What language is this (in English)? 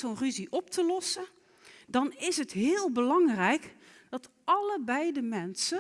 Dutch